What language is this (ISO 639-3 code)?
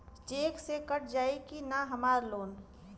bho